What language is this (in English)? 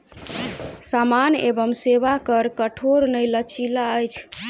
Maithili